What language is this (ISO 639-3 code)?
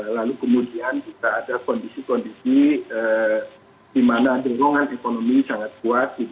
ind